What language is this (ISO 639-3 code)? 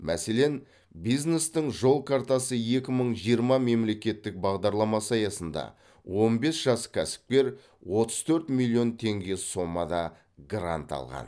kaz